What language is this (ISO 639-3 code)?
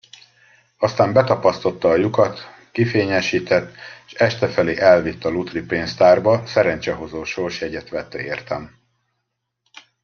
hun